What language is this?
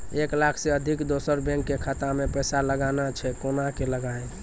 Maithili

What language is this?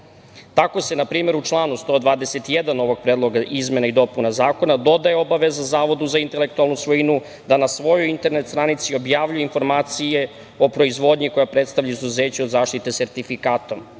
Serbian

